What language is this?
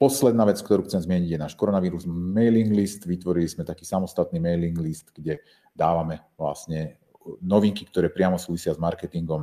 Slovak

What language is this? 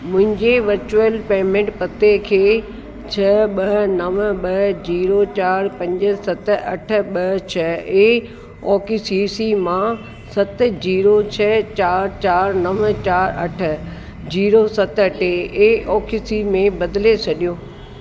Sindhi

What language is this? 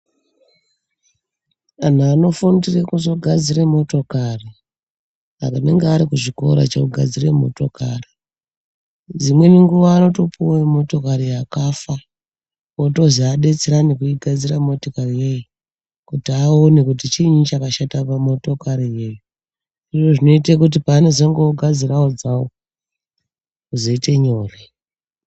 Ndau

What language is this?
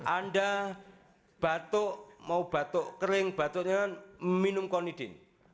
Indonesian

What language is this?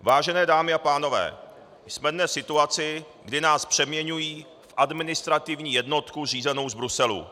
Czech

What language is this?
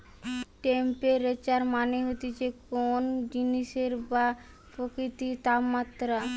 Bangla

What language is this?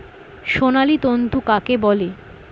Bangla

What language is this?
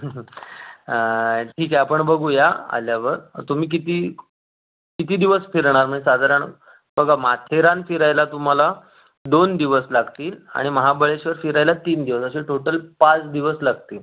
Marathi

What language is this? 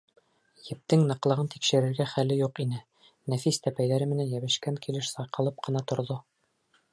Bashkir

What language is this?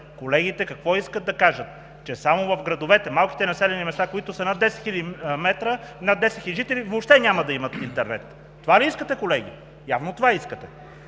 Bulgarian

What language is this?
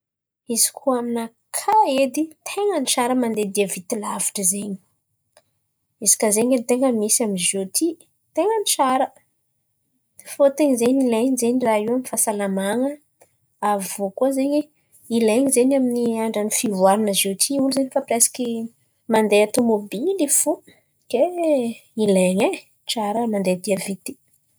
Antankarana Malagasy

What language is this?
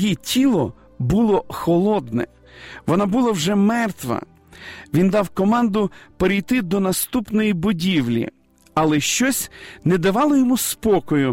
Ukrainian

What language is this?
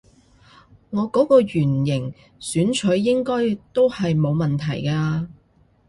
Cantonese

